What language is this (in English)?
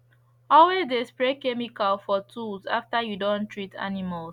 Nigerian Pidgin